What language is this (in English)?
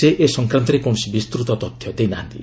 Odia